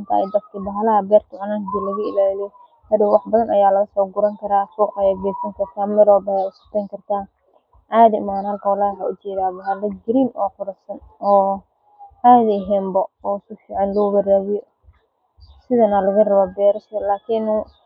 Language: Somali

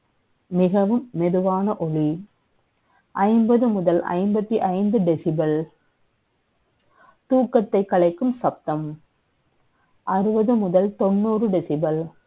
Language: Tamil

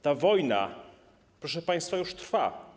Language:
Polish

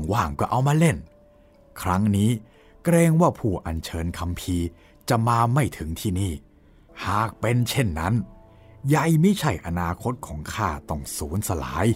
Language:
Thai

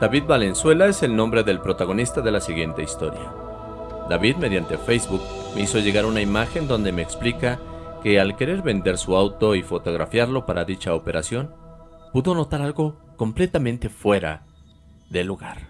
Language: Spanish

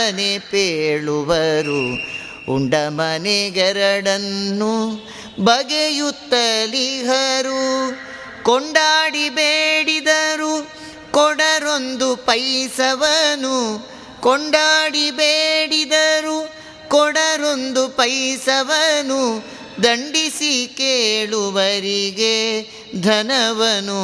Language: Kannada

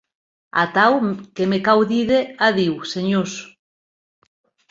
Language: Occitan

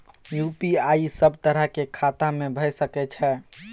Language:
Maithili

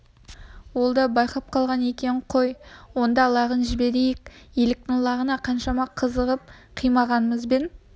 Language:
Kazakh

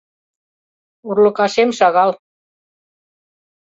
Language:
Mari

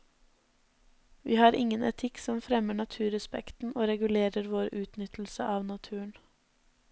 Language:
Norwegian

